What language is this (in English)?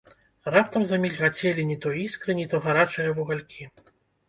Belarusian